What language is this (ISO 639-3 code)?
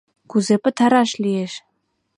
chm